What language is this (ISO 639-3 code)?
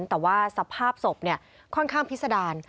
tha